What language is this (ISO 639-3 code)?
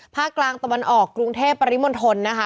tha